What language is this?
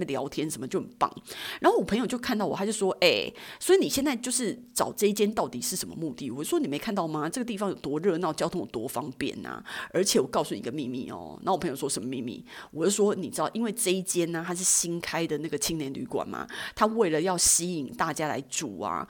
Chinese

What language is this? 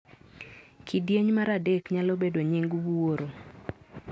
Luo (Kenya and Tanzania)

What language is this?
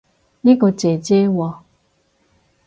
Cantonese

